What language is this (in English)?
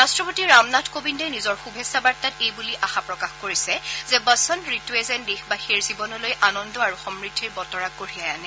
Assamese